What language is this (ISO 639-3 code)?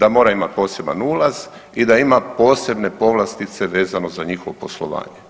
hrv